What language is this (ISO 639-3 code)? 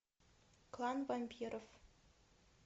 rus